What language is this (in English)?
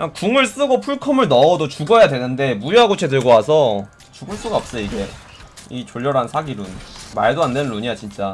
Korean